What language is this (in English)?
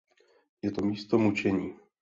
Czech